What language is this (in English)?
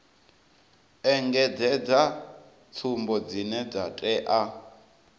Venda